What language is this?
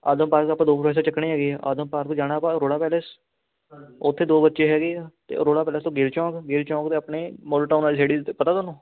Punjabi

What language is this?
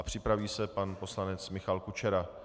Czech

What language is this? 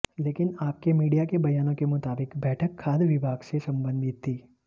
Hindi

